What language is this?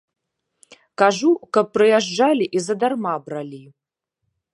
Belarusian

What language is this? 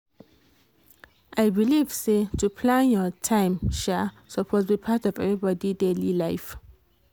Nigerian Pidgin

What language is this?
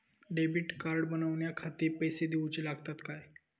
Marathi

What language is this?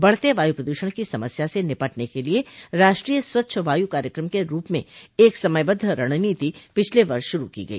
Hindi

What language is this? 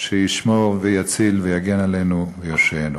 Hebrew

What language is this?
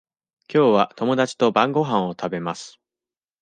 Japanese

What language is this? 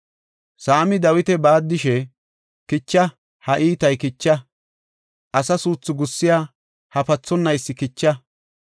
Gofa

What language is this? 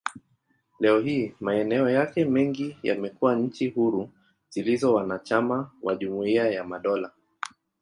Swahili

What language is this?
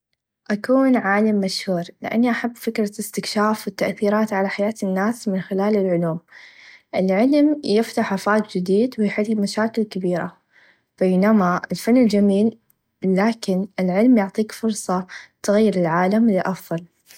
Najdi Arabic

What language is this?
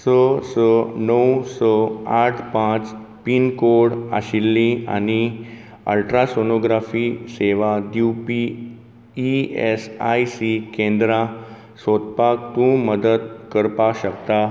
Konkani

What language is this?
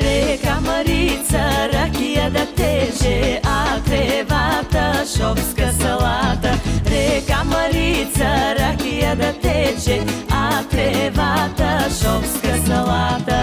Bulgarian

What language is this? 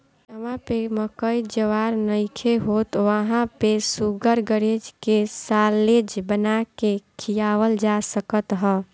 Bhojpuri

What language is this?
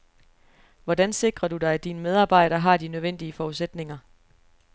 Danish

